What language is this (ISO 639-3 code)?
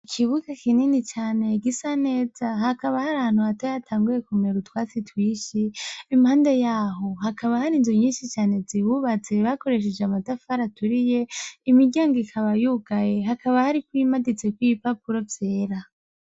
run